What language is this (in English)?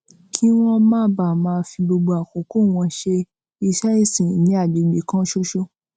Yoruba